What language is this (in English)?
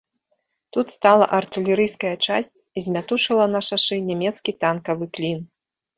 Belarusian